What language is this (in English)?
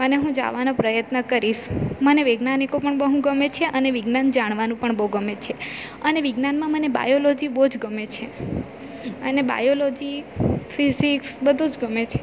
Gujarati